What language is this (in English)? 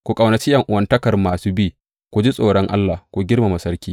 Hausa